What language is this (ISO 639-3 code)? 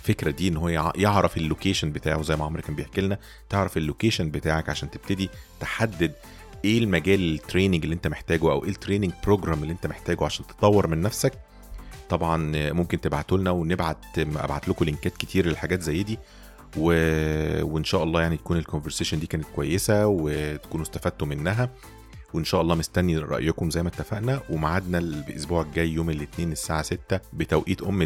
ara